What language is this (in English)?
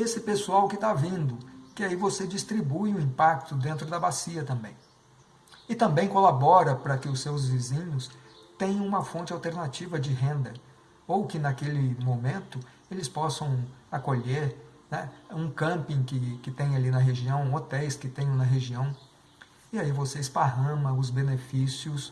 Portuguese